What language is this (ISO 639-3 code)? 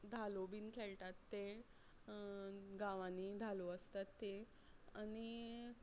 kok